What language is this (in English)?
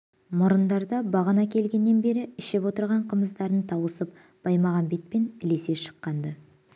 Kazakh